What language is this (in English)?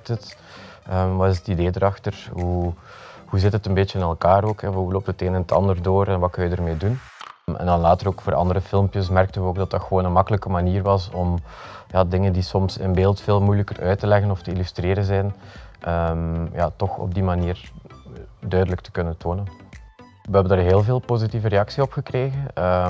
Dutch